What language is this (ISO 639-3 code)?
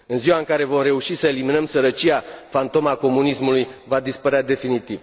ron